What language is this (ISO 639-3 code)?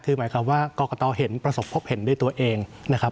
tha